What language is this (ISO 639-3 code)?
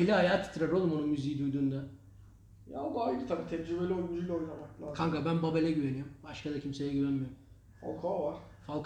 tur